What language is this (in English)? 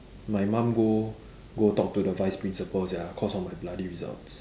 English